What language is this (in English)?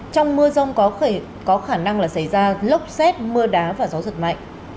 Vietnamese